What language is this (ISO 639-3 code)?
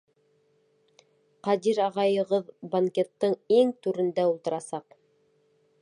bak